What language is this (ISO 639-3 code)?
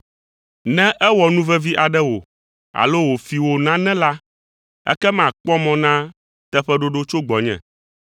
ewe